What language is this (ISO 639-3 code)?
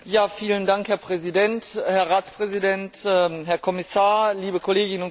deu